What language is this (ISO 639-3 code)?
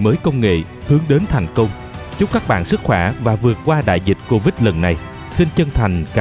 vie